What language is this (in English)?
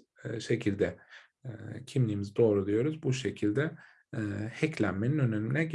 Turkish